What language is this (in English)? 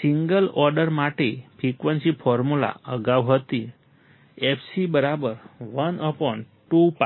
Gujarati